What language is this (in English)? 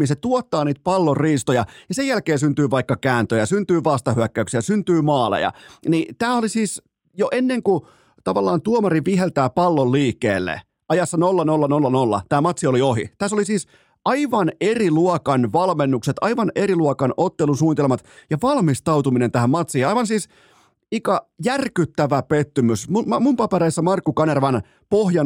Finnish